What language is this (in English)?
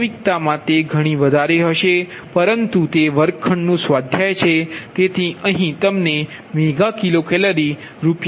Gujarati